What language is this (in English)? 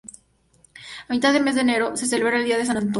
Spanish